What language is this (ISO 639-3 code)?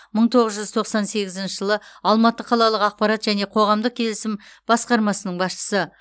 kaz